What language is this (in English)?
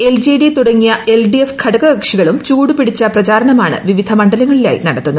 Malayalam